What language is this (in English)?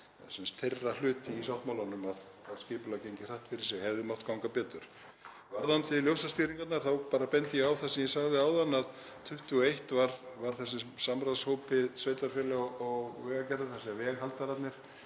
Icelandic